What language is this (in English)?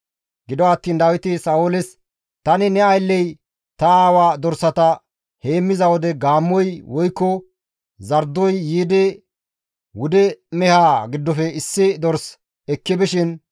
Gamo